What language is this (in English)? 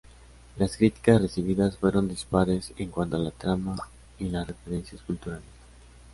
Spanish